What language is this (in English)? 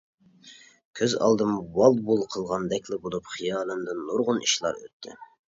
Uyghur